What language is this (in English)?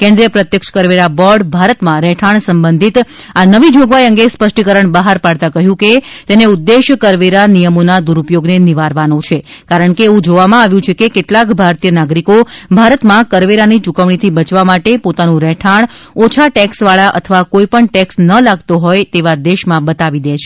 Gujarati